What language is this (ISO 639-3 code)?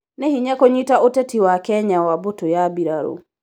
kik